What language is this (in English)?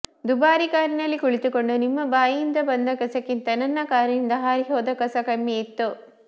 Kannada